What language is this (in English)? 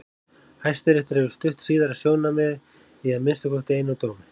Icelandic